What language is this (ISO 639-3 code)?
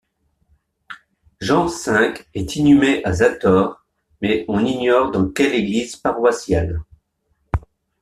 fra